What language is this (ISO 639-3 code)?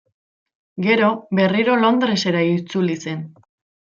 eus